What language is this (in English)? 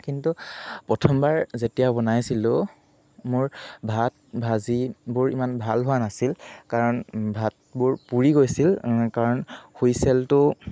Assamese